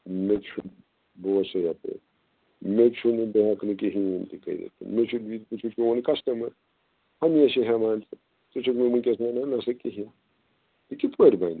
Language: Kashmiri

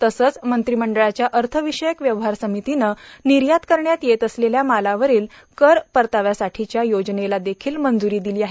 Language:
Marathi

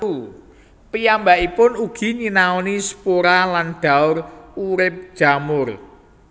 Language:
Javanese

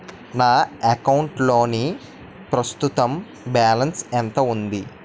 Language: Telugu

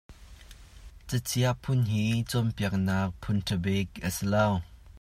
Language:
Hakha Chin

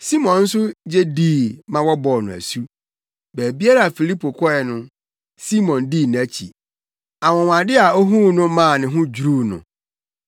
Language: Akan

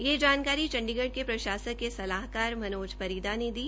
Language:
Hindi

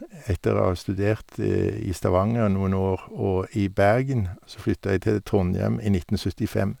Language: Norwegian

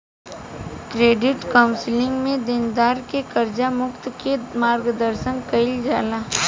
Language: Bhojpuri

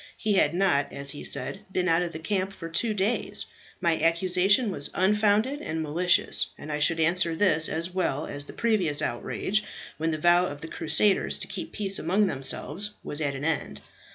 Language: English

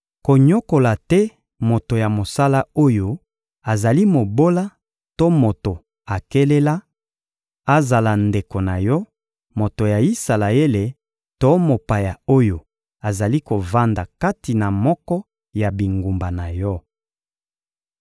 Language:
Lingala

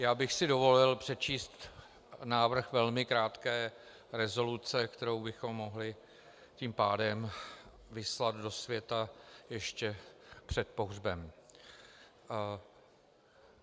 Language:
Czech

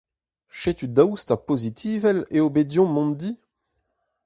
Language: Breton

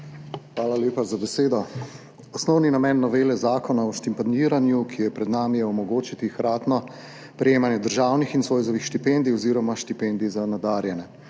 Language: Slovenian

